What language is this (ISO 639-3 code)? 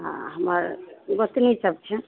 mai